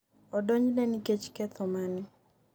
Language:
Luo (Kenya and Tanzania)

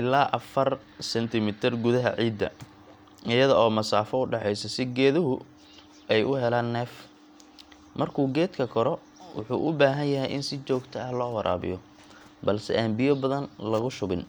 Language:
Somali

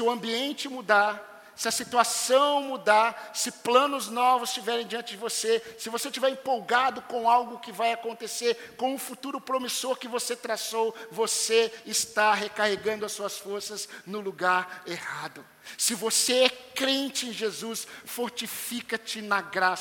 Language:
Portuguese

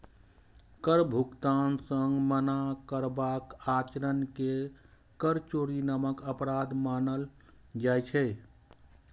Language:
Maithili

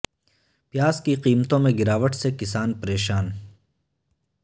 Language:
Urdu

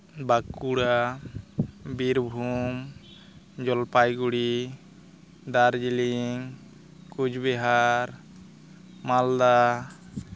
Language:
Santali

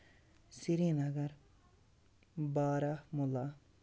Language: Kashmiri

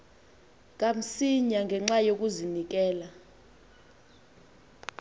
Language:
Xhosa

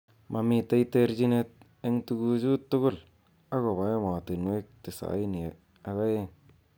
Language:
Kalenjin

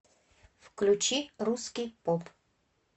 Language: Russian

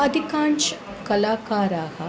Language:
Sanskrit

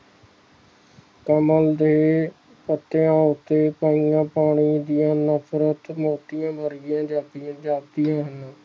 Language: Punjabi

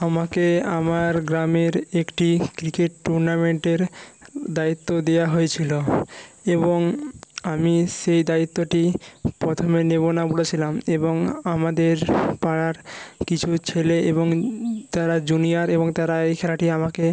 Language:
Bangla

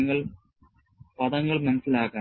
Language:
Malayalam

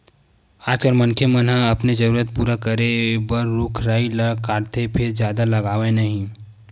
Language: Chhattisgarhi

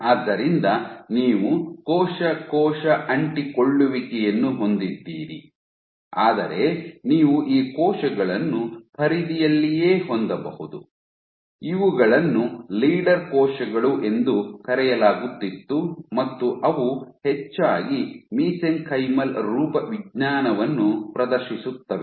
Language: Kannada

